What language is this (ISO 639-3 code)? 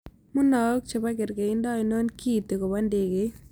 kln